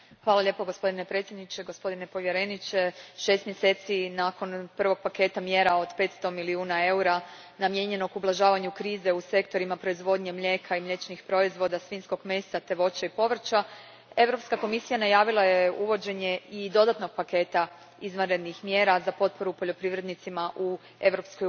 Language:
Croatian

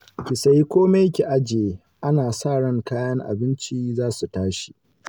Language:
Hausa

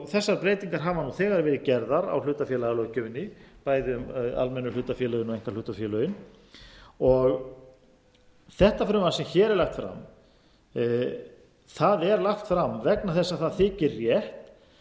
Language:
Icelandic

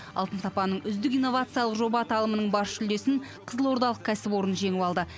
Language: Kazakh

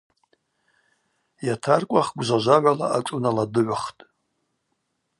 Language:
Abaza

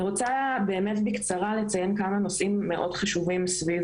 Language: Hebrew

